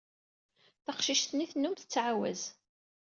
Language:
Kabyle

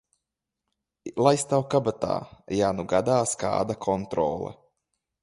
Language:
Latvian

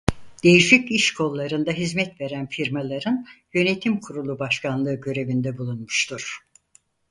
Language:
Turkish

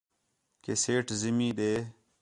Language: Khetrani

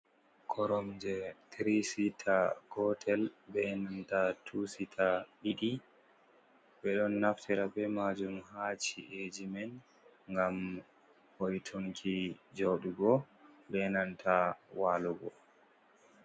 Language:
Fula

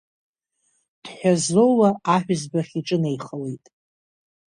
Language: Abkhazian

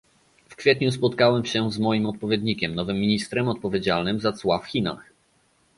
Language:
Polish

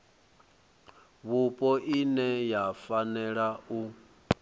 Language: Venda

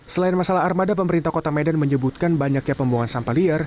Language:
Indonesian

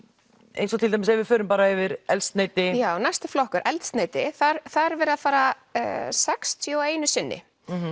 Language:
Icelandic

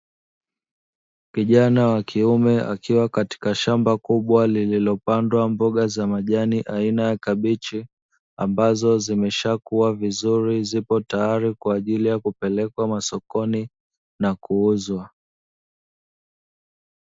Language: Swahili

